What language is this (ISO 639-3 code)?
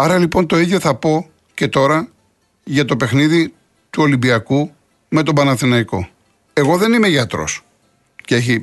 ell